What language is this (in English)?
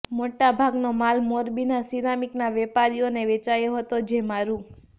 Gujarati